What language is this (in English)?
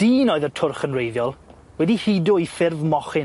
Welsh